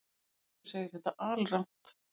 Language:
Icelandic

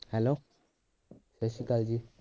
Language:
Punjabi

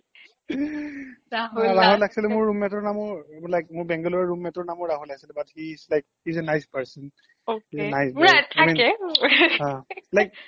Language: Assamese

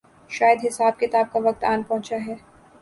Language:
Urdu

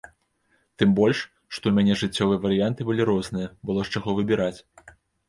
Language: Belarusian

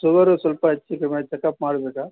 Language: Kannada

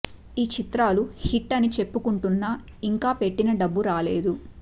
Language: Telugu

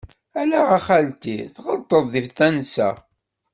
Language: Kabyle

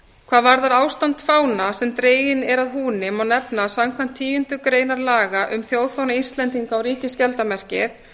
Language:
Icelandic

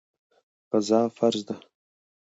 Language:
Pashto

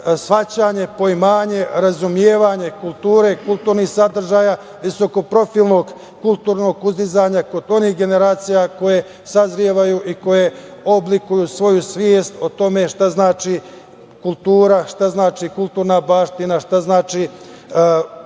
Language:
Serbian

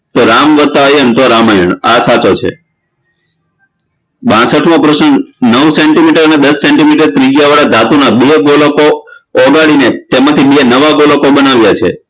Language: Gujarati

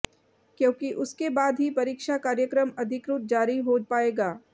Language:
Hindi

